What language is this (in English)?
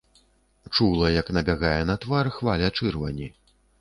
Belarusian